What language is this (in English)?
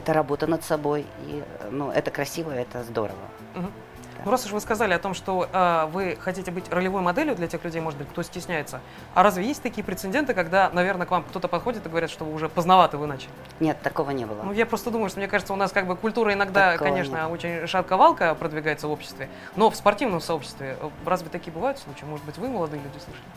Russian